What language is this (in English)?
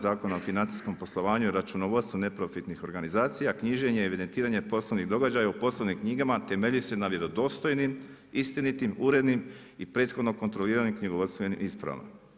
Croatian